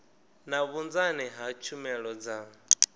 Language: Venda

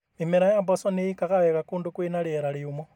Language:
Kikuyu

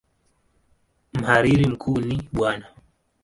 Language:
Swahili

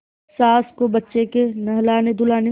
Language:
Hindi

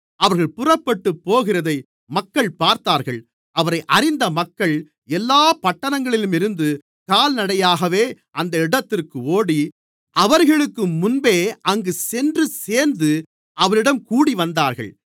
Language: Tamil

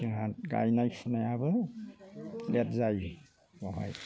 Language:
Bodo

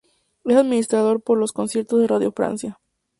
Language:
Spanish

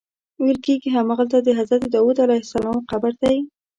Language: Pashto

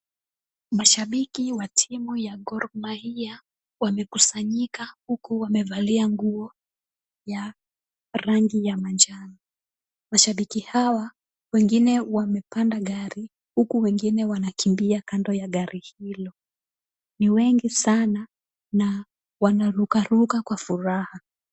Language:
Swahili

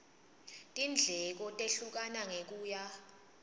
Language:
Swati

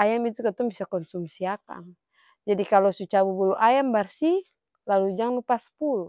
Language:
Ambonese Malay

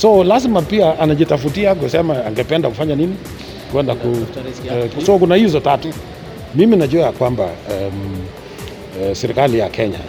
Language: Swahili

